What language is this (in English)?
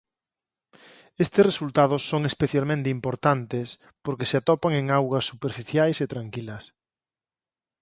Galician